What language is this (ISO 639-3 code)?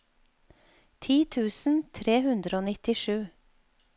nor